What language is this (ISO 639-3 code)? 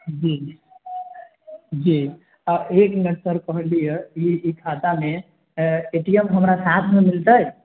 mai